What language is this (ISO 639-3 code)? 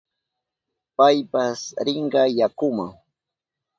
qup